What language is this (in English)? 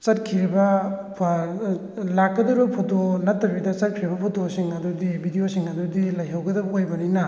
Manipuri